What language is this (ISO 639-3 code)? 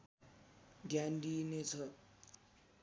nep